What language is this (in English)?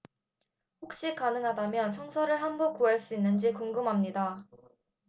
Korean